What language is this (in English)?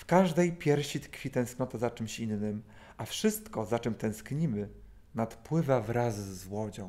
Polish